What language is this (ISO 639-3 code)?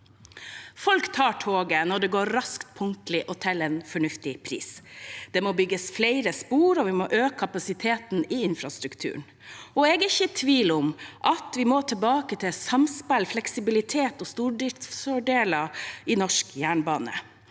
nor